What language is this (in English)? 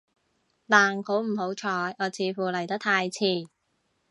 Cantonese